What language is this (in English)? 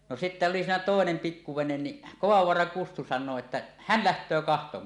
Finnish